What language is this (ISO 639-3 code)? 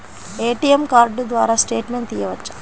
tel